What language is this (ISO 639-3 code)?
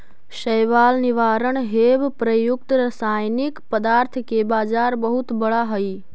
mag